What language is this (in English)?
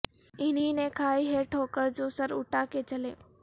Urdu